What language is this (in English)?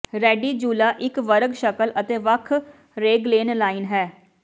Punjabi